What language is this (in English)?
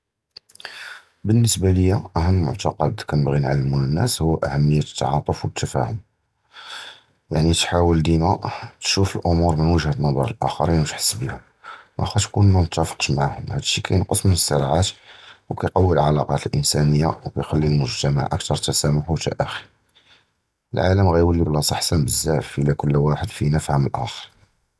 Judeo-Arabic